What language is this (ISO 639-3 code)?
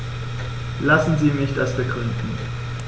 deu